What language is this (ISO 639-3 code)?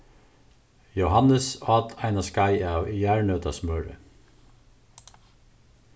fao